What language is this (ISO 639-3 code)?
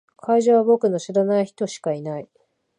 jpn